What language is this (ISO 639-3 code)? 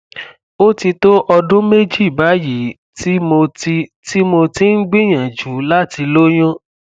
yor